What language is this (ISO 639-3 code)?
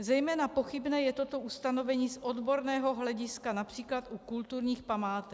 ces